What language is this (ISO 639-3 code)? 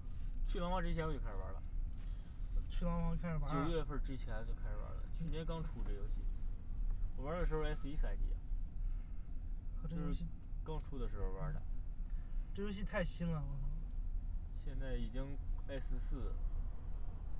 zho